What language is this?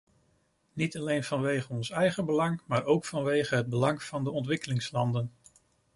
Dutch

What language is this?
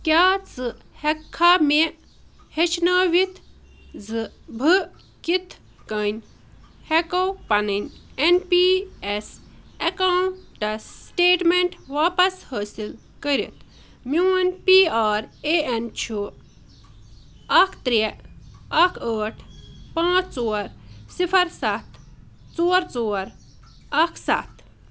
Kashmiri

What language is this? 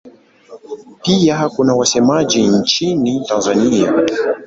Swahili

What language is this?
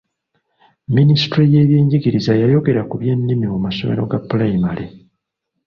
Ganda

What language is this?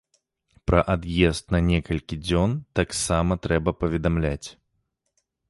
Belarusian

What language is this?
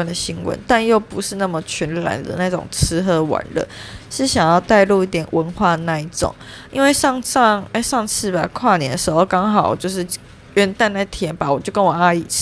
Chinese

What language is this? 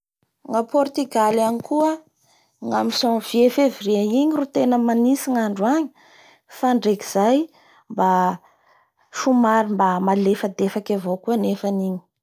Bara Malagasy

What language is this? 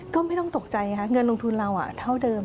Thai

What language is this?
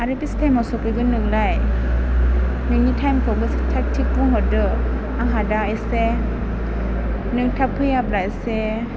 Bodo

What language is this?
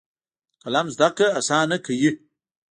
Pashto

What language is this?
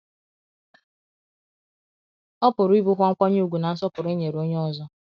Igbo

